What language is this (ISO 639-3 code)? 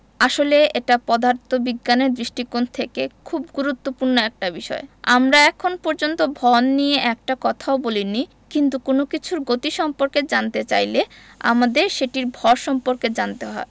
ben